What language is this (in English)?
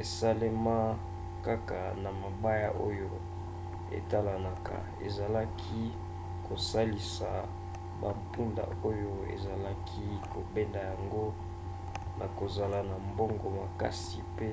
Lingala